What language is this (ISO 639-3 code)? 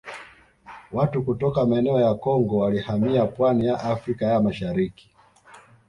swa